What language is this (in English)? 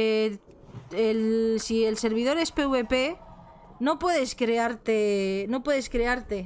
Spanish